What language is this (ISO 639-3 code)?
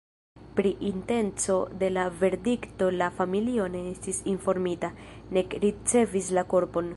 epo